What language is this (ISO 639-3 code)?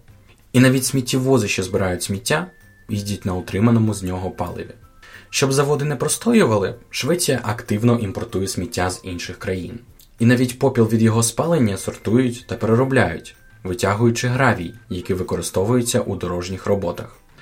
ukr